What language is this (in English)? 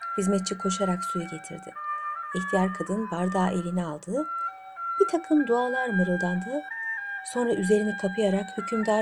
Turkish